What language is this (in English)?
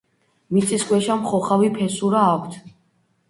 Georgian